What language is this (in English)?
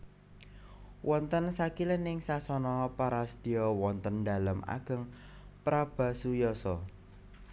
Javanese